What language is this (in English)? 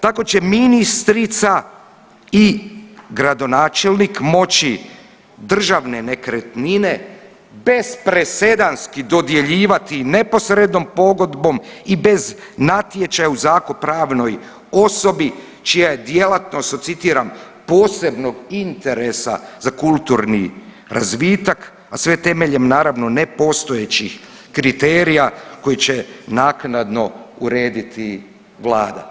Croatian